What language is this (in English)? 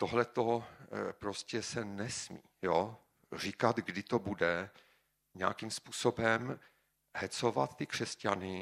Czech